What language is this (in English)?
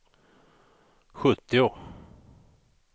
Swedish